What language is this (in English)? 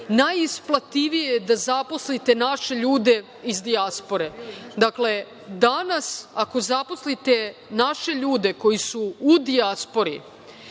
Serbian